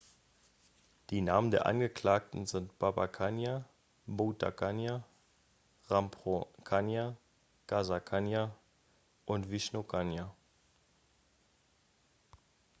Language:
German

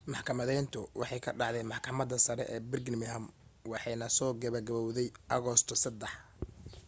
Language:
Somali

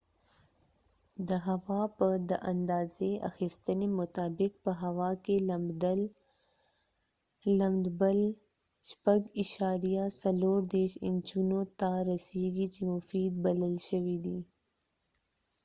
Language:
Pashto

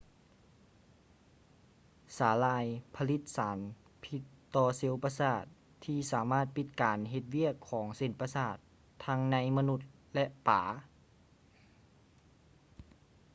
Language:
Lao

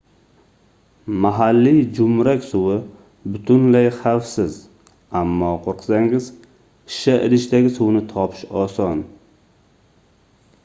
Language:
Uzbek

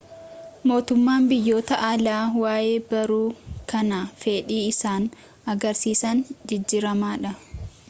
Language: Oromo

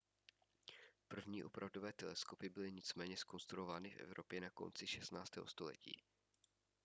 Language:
Czech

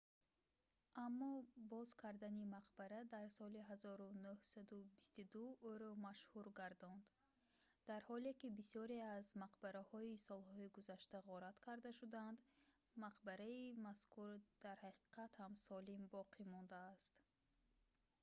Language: Tajik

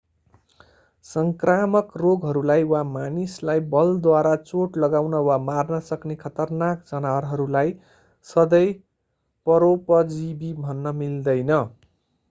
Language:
Nepali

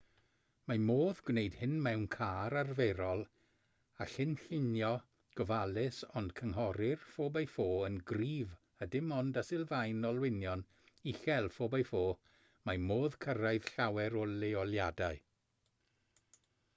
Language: Welsh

